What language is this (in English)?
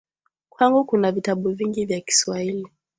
Swahili